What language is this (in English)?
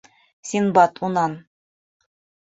Bashkir